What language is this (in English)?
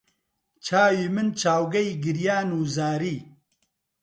Central Kurdish